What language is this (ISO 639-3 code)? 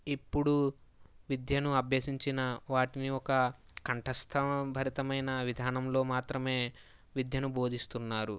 tel